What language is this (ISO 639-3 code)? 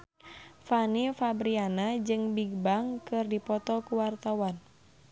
sun